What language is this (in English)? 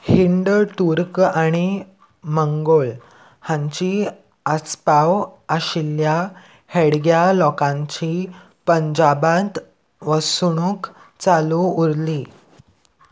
Konkani